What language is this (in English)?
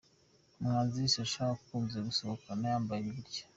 Kinyarwanda